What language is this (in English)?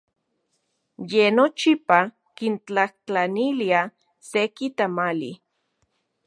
Central Puebla Nahuatl